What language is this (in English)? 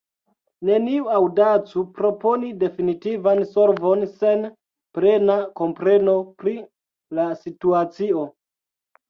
Esperanto